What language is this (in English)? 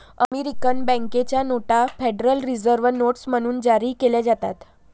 Marathi